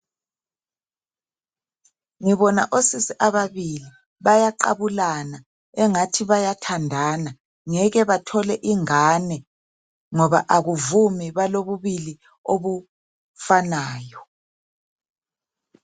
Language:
North Ndebele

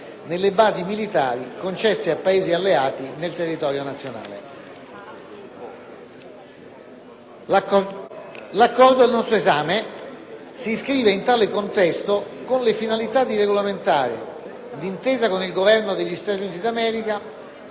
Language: Italian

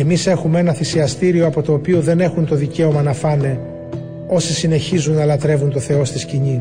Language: Greek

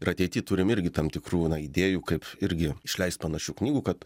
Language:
Lithuanian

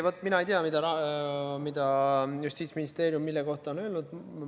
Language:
Estonian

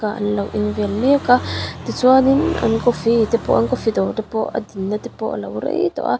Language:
Mizo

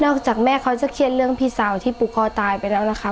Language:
Thai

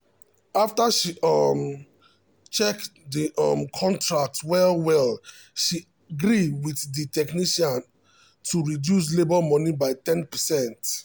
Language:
Nigerian Pidgin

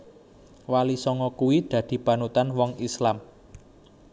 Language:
Javanese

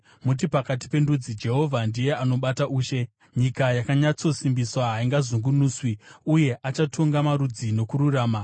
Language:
Shona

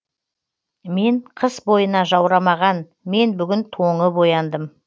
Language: Kazakh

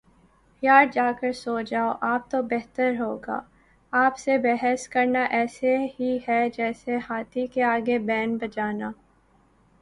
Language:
Urdu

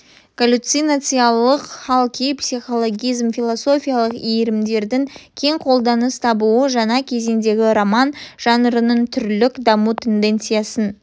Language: Kazakh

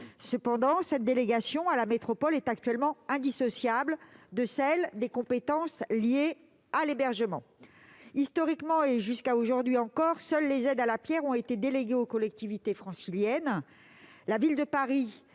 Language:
French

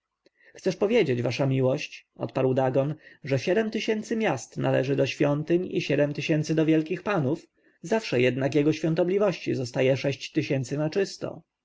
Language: Polish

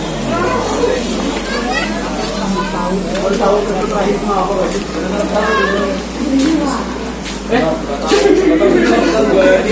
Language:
Indonesian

